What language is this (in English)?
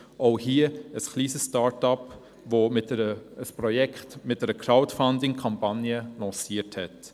Swiss German